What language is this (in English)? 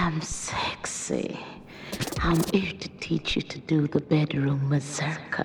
English